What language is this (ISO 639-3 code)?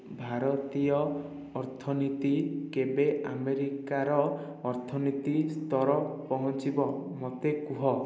ori